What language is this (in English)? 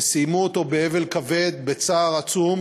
Hebrew